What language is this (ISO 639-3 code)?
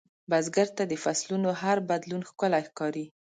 pus